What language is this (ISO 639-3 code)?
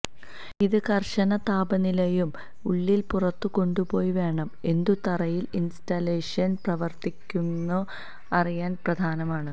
mal